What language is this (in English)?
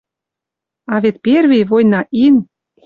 Western Mari